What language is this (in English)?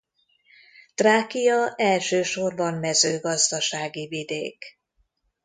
Hungarian